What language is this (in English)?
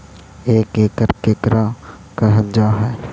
Magahi